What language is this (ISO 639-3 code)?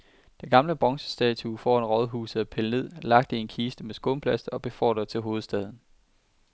dan